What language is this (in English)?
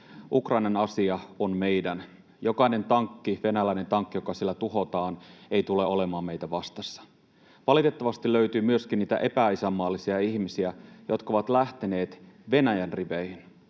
Finnish